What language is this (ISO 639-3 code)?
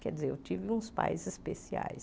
por